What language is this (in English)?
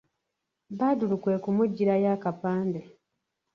Ganda